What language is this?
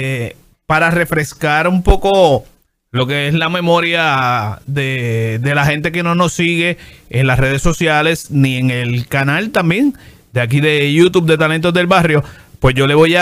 Spanish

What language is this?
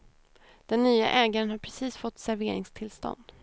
Swedish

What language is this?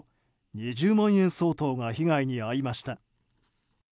Japanese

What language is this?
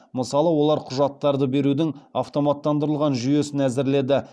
Kazakh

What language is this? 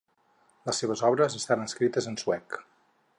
Catalan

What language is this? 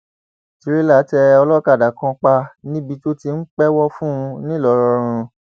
Yoruba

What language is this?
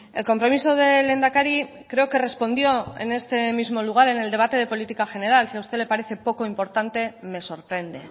Spanish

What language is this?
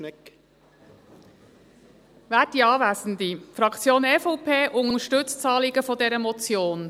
Swiss German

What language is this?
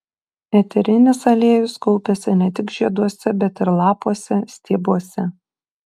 Lithuanian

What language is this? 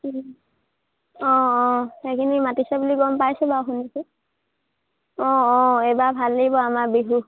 Assamese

